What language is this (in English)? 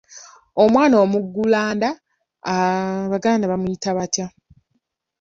Ganda